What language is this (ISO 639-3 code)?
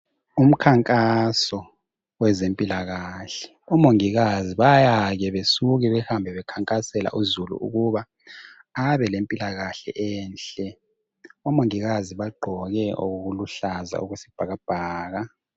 nde